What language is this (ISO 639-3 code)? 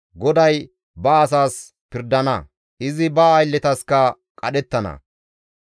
gmv